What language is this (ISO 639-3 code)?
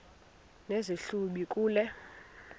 xho